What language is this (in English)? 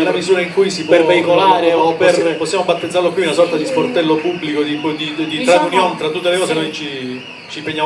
Italian